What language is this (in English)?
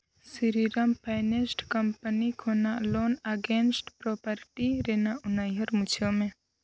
Santali